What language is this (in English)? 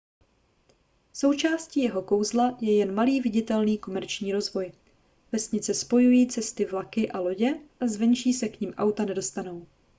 Czech